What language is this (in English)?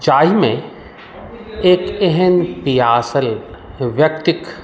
Maithili